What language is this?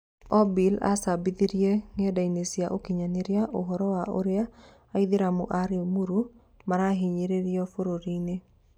Kikuyu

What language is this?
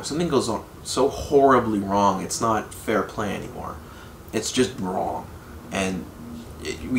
English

